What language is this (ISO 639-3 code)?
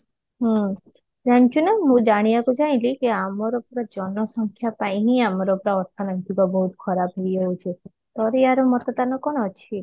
ori